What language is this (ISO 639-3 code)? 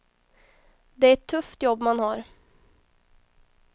swe